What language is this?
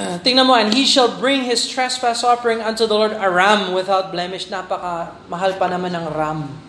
Filipino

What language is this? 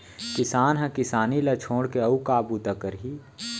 Chhattisgarhi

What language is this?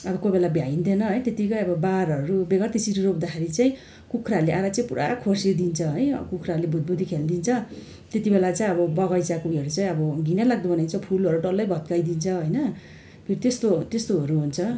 Nepali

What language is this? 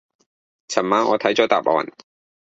Cantonese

